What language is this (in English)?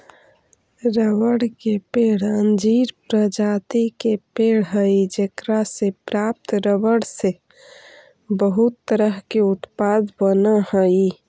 Magahi